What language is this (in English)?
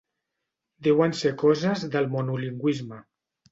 Catalan